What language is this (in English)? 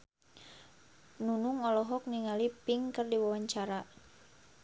Sundanese